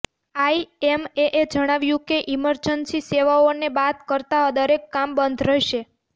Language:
Gujarati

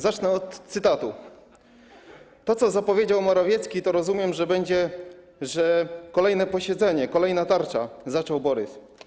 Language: Polish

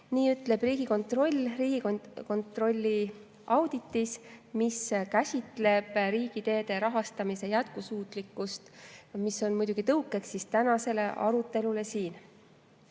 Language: Estonian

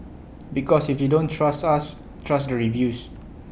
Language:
English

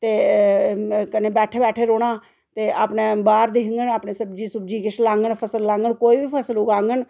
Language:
Dogri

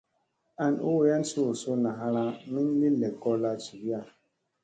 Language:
Musey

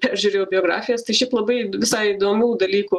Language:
Lithuanian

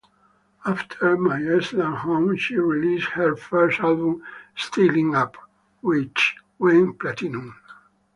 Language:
English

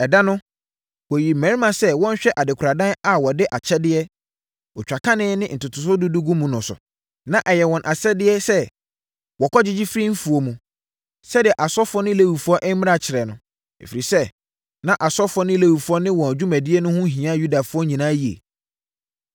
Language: Akan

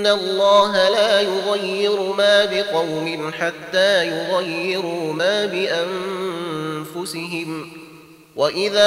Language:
Arabic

